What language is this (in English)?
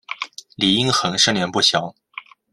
Chinese